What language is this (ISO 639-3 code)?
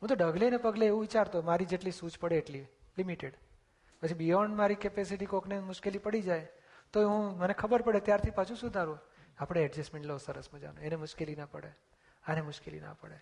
guj